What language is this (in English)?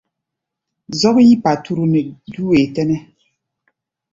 Gbaya